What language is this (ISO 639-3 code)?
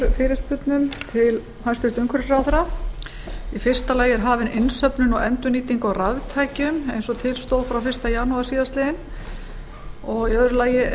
isl